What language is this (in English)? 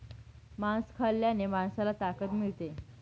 Marathi